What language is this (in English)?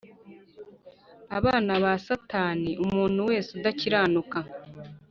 Kinyarwanda